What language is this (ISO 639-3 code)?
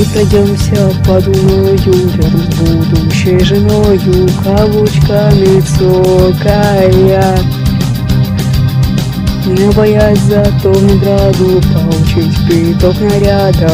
rus